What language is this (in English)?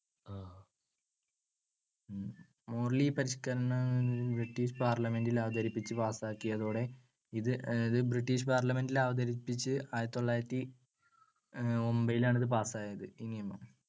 Malayalam